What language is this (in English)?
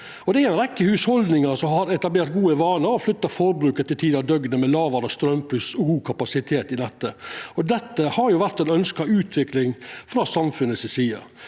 Norwegian